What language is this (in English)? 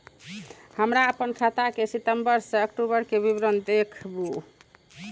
Maithili